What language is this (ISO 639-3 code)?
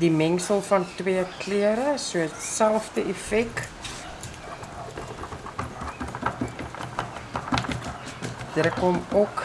nld